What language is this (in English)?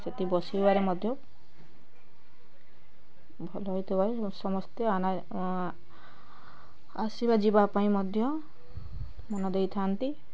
Odia